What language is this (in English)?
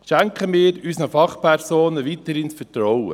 Swiss German